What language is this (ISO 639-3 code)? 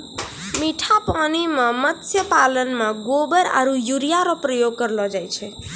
mai